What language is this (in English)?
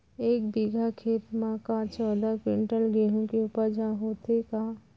Chhattisgarhi